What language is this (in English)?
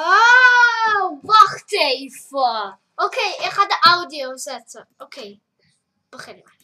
Dutch